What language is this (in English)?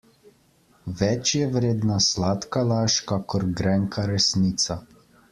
Slovenian